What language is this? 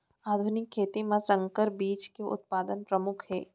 Chhattisgarhi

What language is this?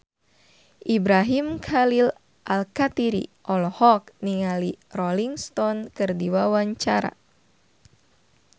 Sundanese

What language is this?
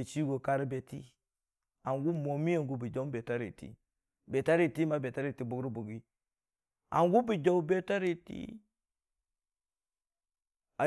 Dijim-Bwilim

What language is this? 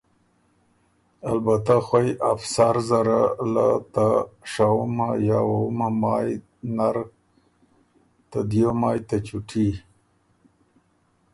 Ormuri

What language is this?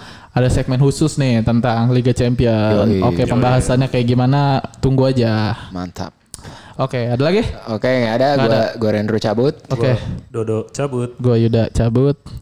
Indonesian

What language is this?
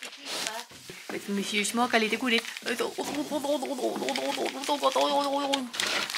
Swedish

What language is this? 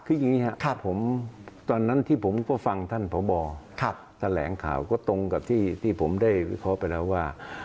Thai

